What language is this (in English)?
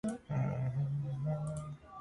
Georgian